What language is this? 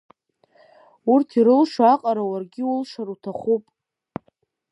Abkhazian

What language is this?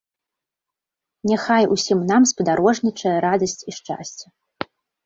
Belarusian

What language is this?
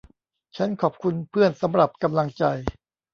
Thai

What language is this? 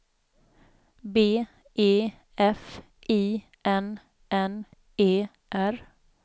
Swedish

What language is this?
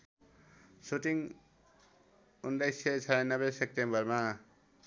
Nepali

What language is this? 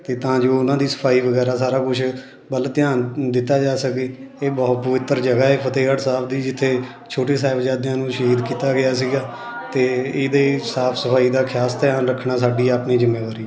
Punjabi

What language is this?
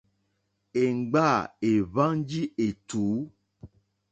Mokpwe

